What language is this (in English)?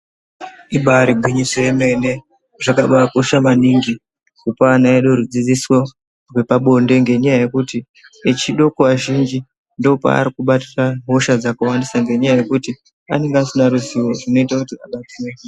Ndau